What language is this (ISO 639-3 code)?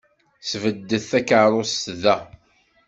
kab